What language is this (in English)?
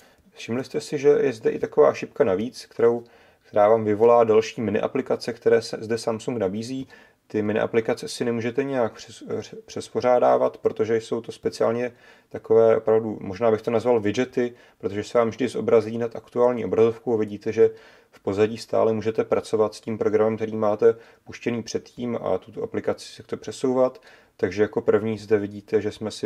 Czech